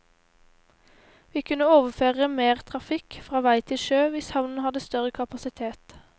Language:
Norwegian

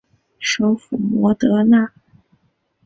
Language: Chinese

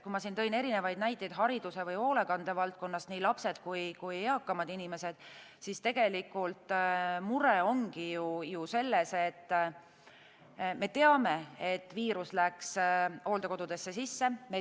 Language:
Estonian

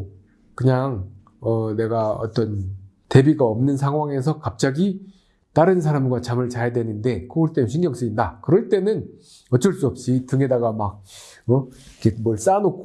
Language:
Korean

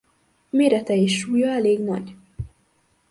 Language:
Hungarian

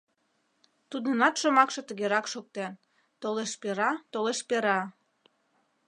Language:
Mari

